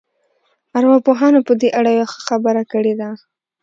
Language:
Pashto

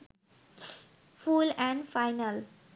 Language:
Bangla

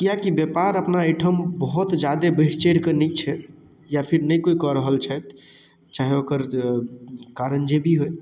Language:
Maithili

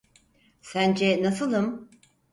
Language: Turkish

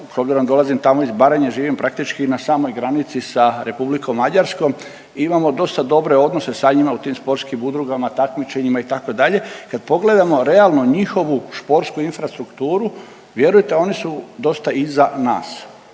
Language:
Croatian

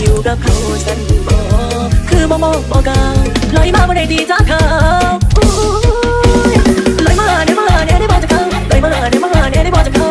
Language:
Thai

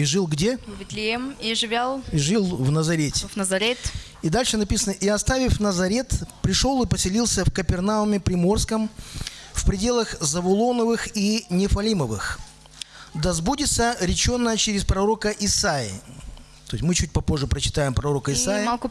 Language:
Russian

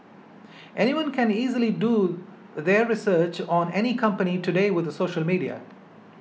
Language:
English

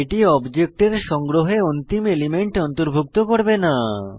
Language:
Bangla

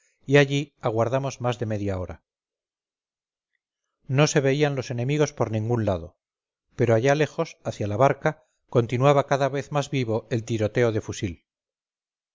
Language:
Spanish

